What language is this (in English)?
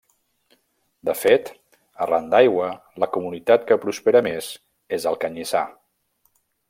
Catalan